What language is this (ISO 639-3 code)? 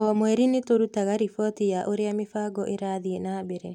kik